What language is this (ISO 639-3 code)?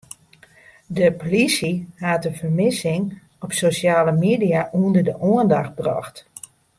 fry